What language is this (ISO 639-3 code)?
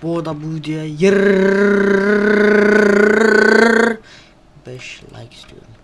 tur